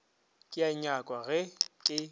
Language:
Northern Sotho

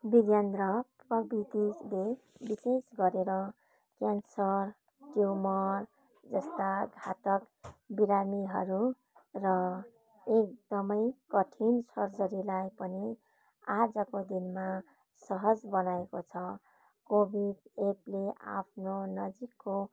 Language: Nepali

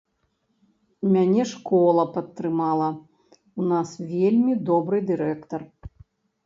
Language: Belarusian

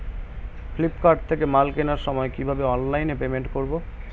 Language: Bangla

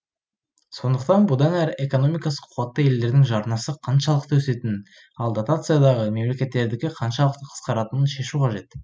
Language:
Kazakh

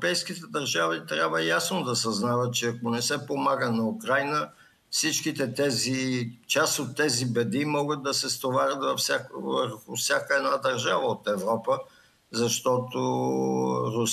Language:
Bulgarian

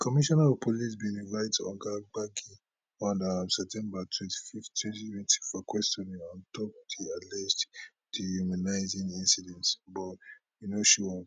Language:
Nigerian Pidgin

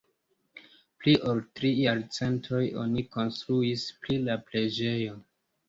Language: Esperanto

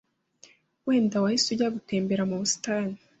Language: Kinyarwanda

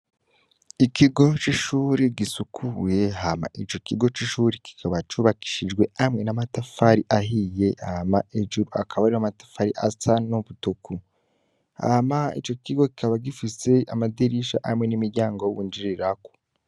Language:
Rundi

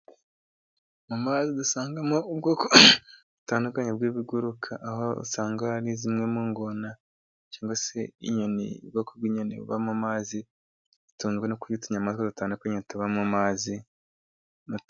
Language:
Kinyarwanda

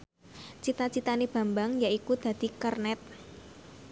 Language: Javanese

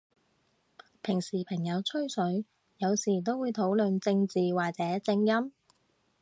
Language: Cantonese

